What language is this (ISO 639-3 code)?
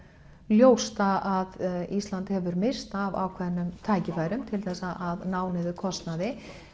isl